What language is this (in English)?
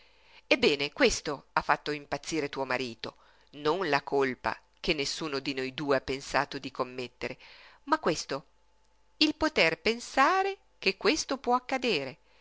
Italian